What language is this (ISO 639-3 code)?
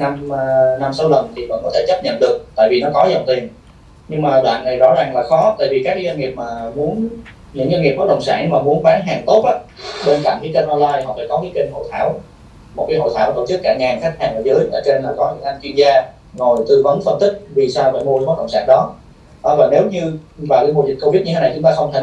vie